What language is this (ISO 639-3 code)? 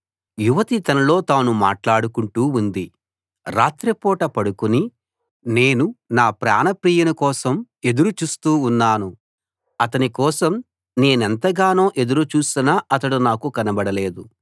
tel